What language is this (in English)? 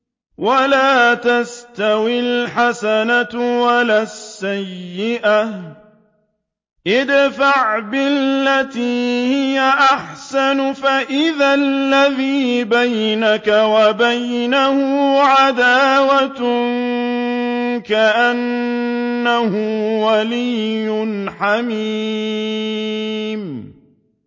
Arabic